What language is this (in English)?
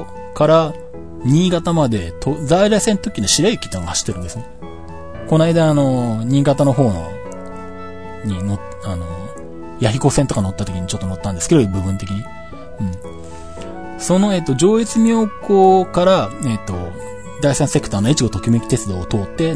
Japanese